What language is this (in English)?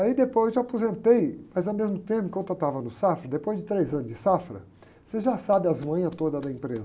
Portuguese